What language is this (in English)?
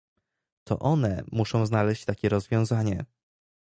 Polish